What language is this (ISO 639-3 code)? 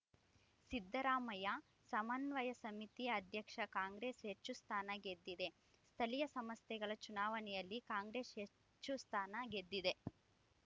kan